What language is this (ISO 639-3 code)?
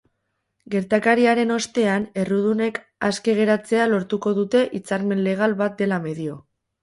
eus